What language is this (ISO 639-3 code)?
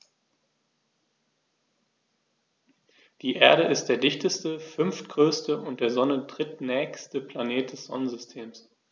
deu